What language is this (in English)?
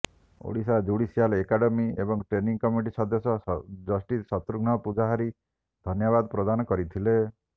Odia